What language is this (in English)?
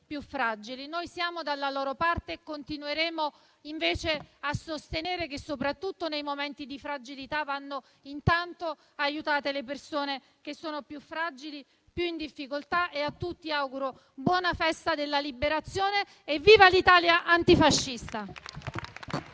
Italian